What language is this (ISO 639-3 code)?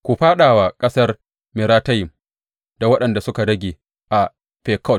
hau